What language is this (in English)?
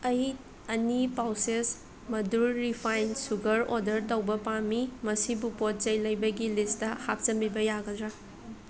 Manipuri